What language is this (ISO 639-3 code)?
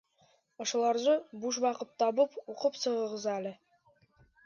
bak